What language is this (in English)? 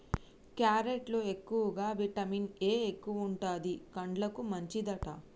Telugu